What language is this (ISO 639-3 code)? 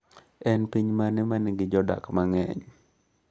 luo